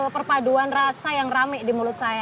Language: Indonesian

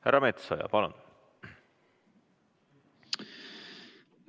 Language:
Estonian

